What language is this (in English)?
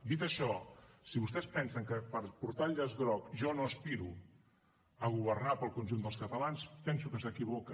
Catalan